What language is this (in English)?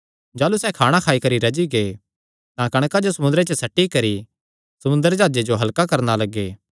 Kangri